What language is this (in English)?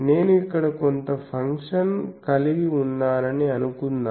Telugu